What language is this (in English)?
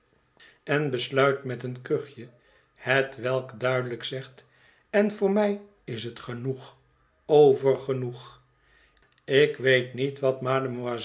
Dutch